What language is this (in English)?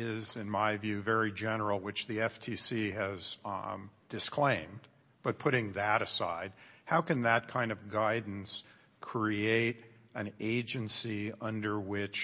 English